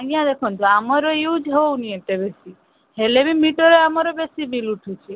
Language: Odia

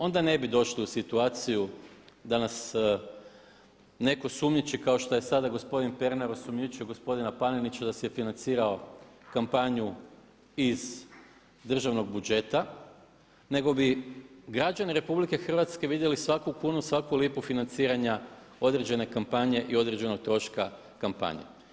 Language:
Croatian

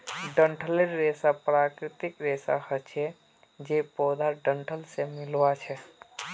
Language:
Magahi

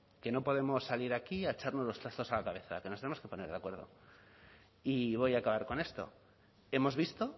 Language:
Spanish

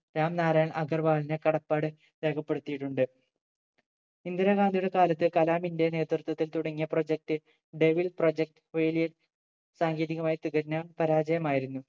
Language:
Malayalam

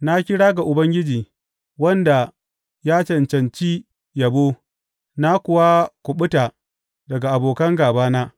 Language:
Hausa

